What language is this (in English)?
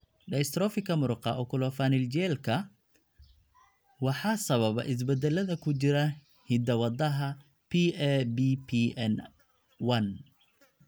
Somali